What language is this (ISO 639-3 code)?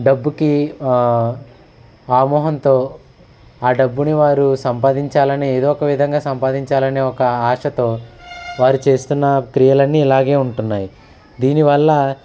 tel